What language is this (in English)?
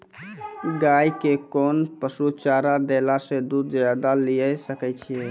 Maithili